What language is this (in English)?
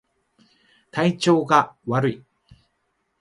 Japanese